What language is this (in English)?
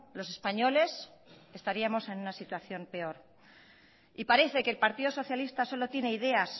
Spanish